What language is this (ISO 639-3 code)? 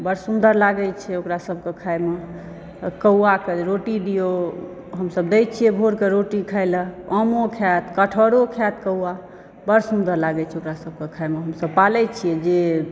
mai